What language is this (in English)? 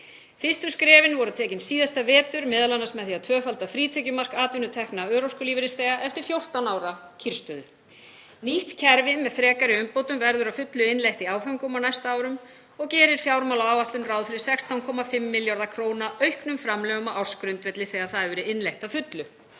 Icelandic